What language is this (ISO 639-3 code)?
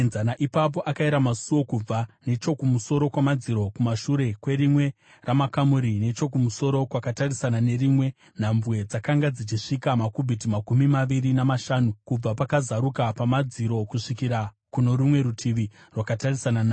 sna